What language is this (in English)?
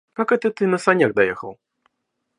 Russian